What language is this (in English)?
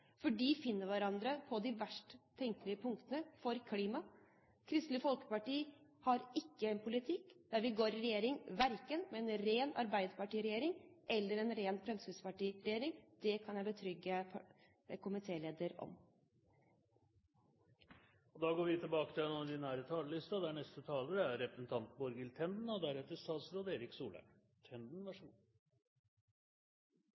Norwegian